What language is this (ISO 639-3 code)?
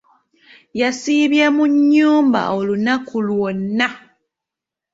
lug